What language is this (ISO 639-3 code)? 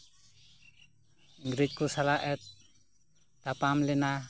sat